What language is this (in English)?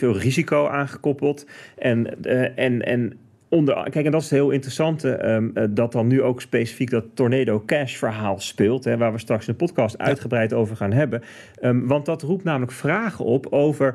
Dutch